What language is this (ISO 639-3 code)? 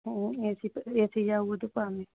mni